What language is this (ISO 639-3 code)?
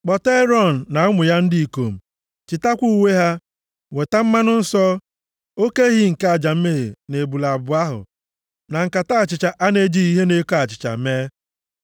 ibo